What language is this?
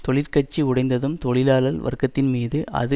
Tamil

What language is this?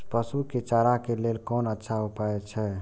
Maithili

